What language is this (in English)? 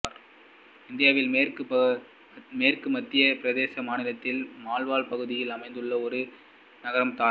Tamil